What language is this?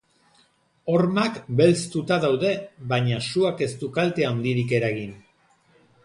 Basque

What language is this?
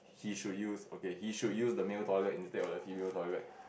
English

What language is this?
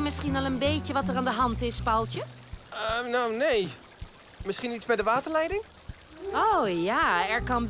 Dutch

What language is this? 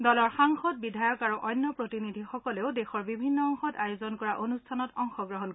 Assamese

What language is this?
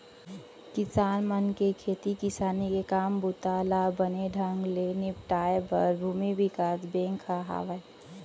Chhattisgarhi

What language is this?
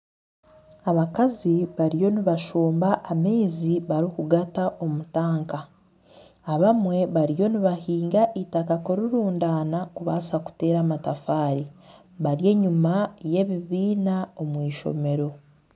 Nyankole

